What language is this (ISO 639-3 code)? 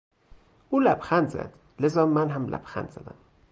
fas